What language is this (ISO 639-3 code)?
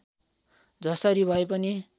nep